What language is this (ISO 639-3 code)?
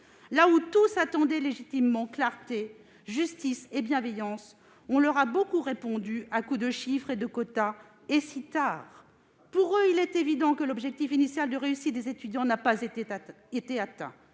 fra